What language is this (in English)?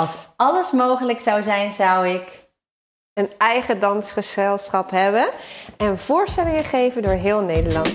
Dutch